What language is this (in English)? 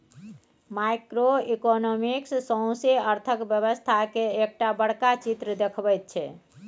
Maithili